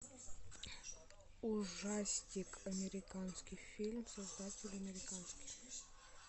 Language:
Russian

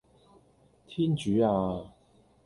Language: Cantonese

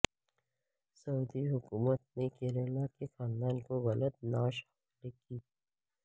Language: Urdu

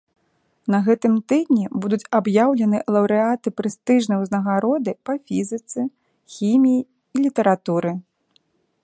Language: Belarusian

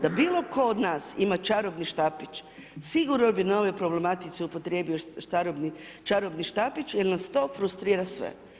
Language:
Croatian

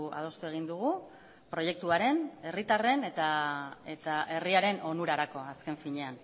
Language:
Basque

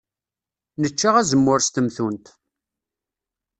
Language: Kabyle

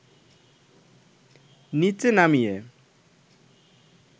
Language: Bangla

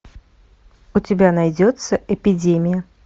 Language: Russian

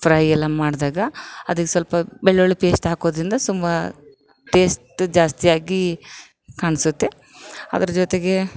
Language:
Kannada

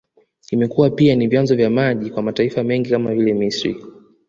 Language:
Swahili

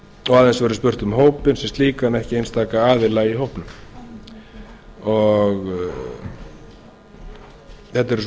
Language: Icelandic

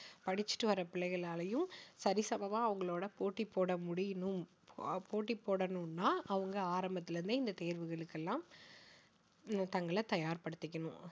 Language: Tamil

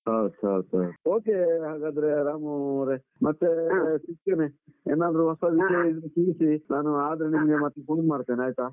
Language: Kannada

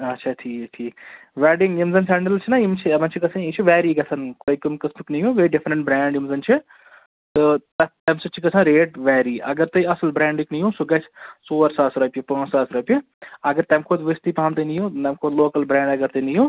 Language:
Kashmiri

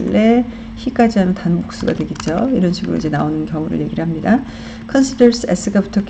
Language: Korean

